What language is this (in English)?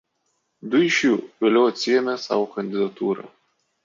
Lithuanian